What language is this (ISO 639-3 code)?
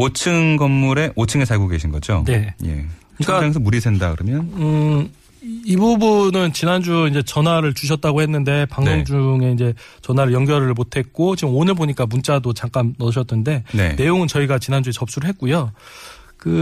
kor